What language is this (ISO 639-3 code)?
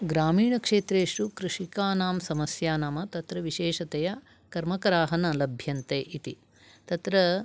san